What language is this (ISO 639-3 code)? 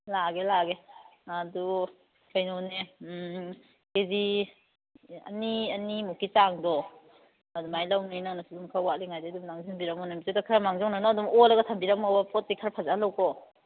mni